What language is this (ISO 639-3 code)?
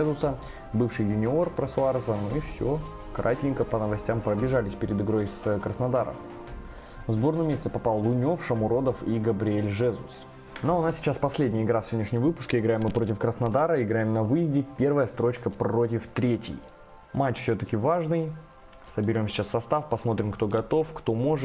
rus